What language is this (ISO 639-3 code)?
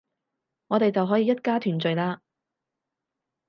yue